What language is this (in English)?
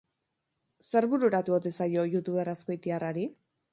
Basque